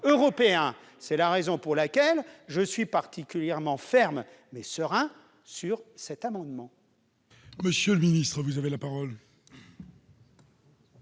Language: French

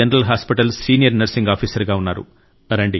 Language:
Telugu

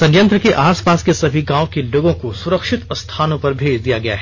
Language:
Hindi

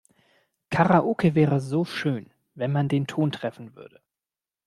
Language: German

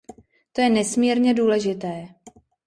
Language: Czech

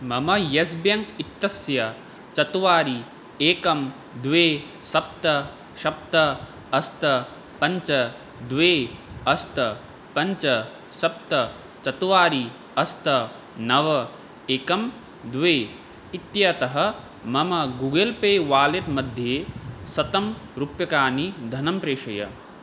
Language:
Sanskrit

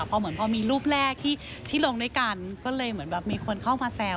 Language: Thai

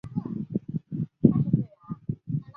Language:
Chinese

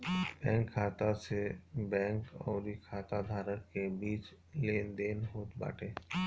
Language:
Bhojpuri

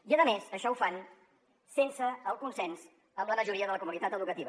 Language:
Catalan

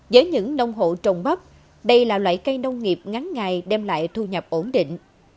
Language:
Vietnamese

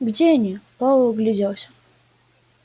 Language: Russian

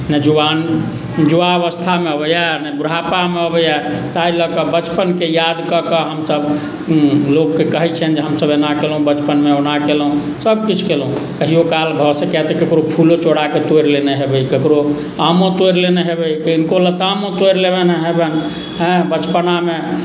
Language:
Maithili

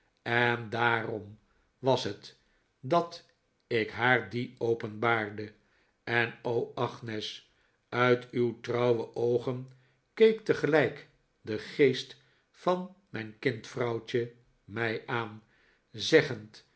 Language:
Dutch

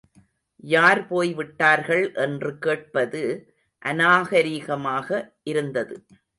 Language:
Tamil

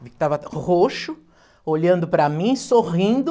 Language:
Portuguese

